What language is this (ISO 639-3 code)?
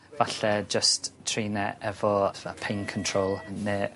cym